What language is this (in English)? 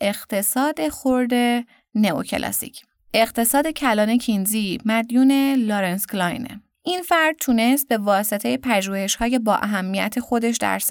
Persian